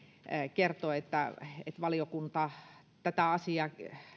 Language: Finnish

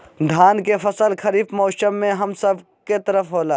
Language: Magahi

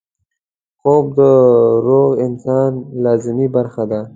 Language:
Pashto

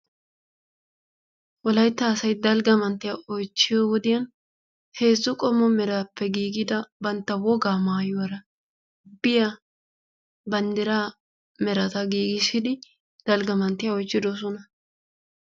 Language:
Wolaytta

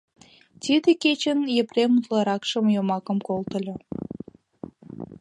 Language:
Mari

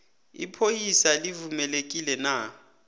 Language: South Ndebele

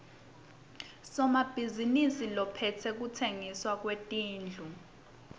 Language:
Swati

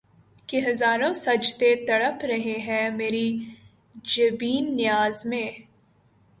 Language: Urdu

